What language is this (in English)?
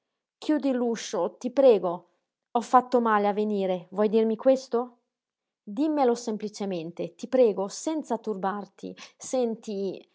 Italian